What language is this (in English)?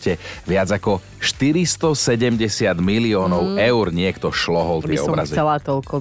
Slovak